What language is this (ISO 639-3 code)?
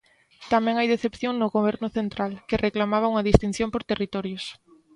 glg